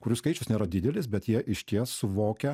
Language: Lithuanian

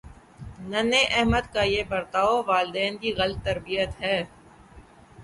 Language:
Urdu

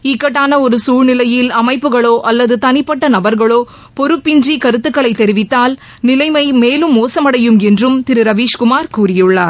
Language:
Tamil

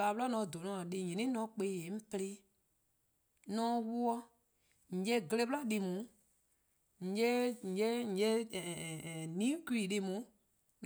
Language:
Eastern Krahn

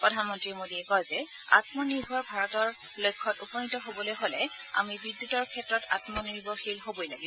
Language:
Assamese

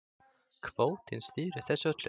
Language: Icelandic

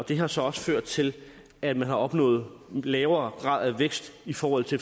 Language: Danish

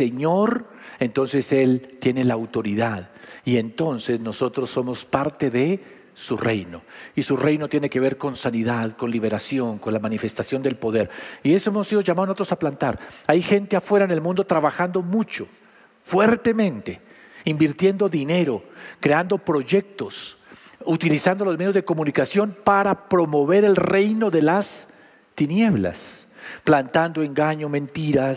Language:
Spanish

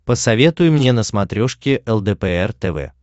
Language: Russian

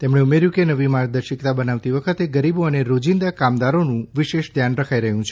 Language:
Gujarati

